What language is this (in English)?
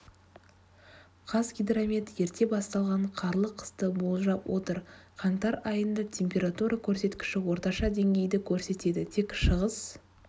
Kazakh